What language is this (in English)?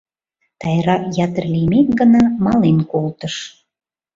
Mari